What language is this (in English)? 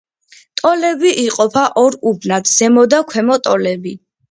Georgian